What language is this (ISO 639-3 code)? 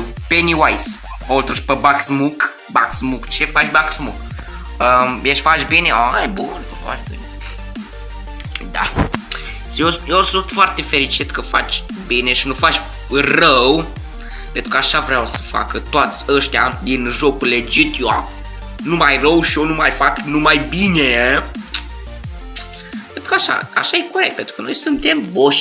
ron